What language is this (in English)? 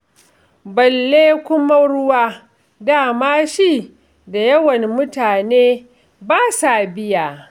Hausa